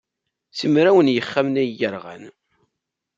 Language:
Kabyle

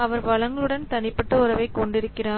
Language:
Tamil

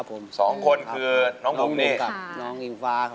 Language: Thai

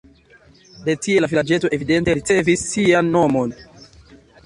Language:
Esperanto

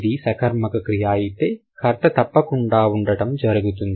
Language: Telugu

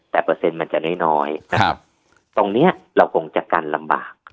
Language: Thai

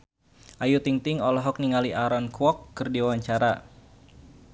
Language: Sundanese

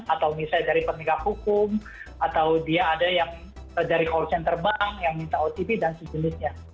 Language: Indonesian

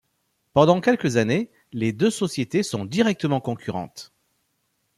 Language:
French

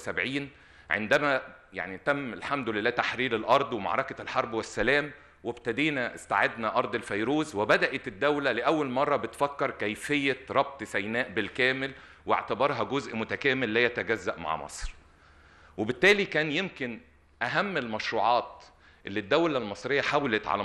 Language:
Arabic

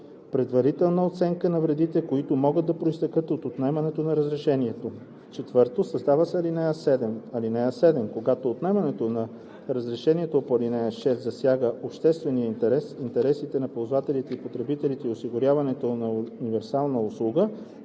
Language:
Bulgarian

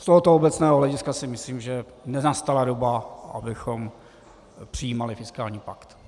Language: Czech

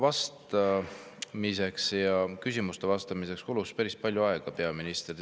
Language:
Estonian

